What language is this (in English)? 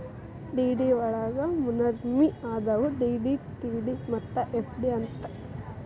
Kannada